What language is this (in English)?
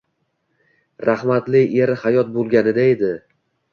Uzbek